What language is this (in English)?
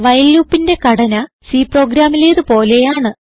Malayalam